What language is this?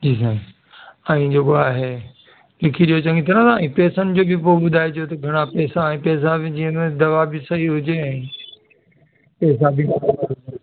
Sindhi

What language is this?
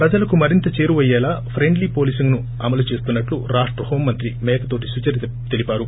Telugu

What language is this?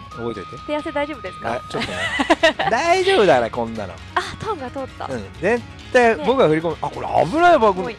Japanese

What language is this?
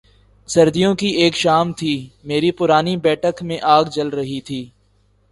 Urdu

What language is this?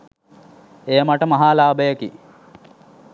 Sinhala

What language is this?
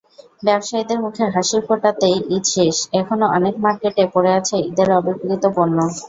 Bangla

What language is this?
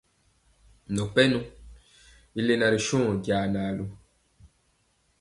Mpiemo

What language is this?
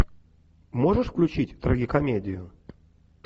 Russian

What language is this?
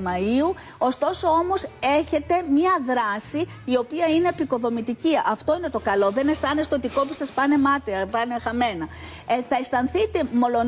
Greek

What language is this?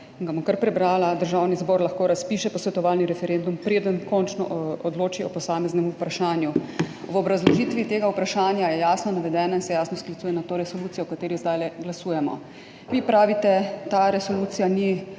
Slovenian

